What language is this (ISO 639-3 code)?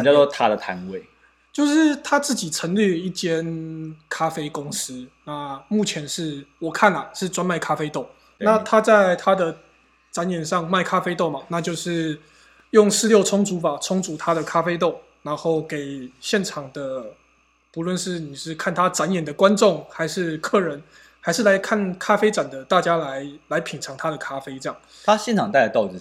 zho